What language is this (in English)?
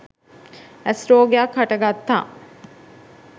Sinhala